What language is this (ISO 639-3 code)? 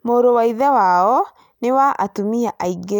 kik